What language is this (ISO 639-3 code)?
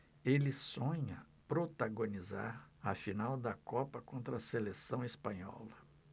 por